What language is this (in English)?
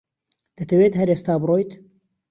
Central Kurdish